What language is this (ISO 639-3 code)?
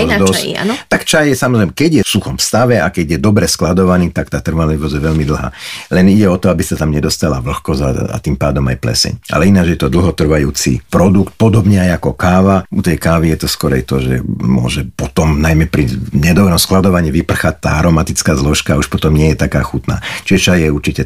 slk